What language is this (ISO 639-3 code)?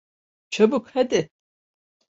tur